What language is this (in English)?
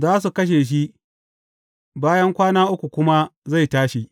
Hausa